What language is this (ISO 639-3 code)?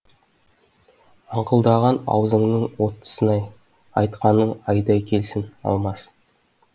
kaz